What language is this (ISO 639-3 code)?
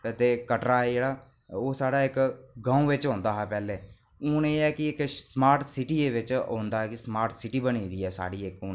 doi